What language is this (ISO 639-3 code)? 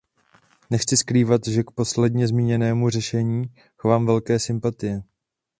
ces